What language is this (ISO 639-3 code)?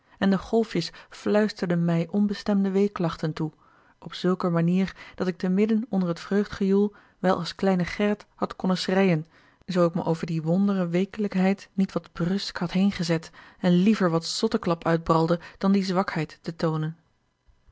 nld